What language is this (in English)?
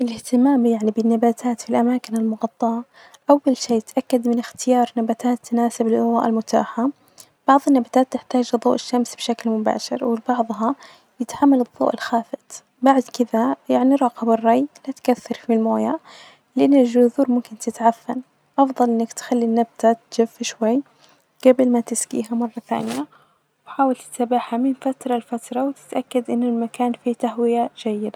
Najdi Arabic